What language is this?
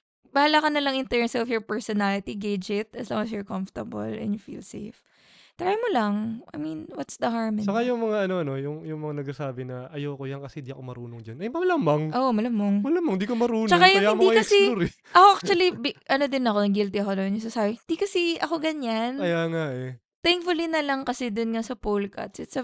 Filipino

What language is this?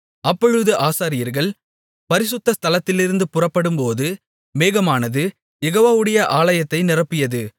Tamil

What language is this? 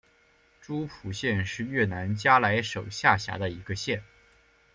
Chinese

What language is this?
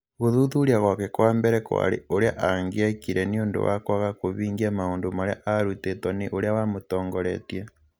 Kikuyu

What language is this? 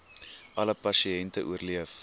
Afrikaans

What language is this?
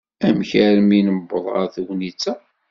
Kabyle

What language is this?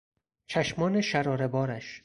Persian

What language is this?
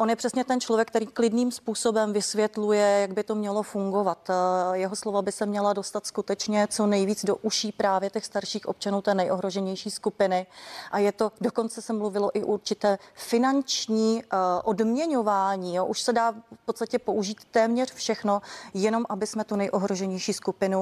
Czech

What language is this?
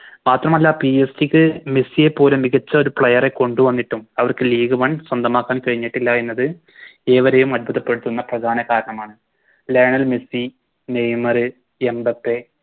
Malayalam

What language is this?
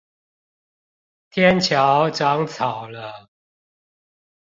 Chinese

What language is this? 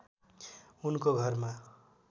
Nepali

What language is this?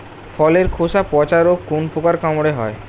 Bangla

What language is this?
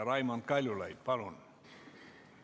Estonian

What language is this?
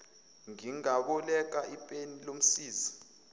Zulu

